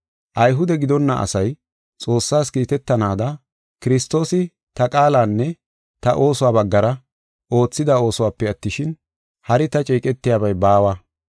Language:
Gofa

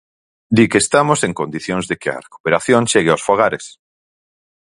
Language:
Galician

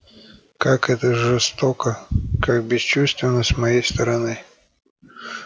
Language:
Russian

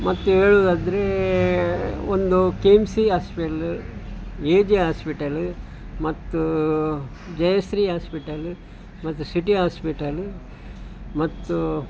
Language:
Kannada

